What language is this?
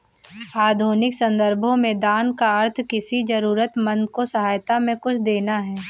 Hindi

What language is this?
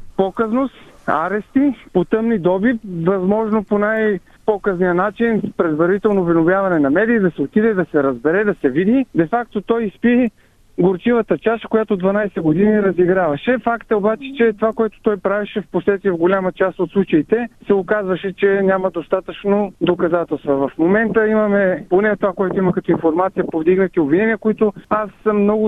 Bulgarian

